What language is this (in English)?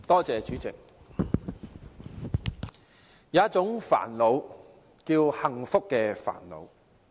Cantonese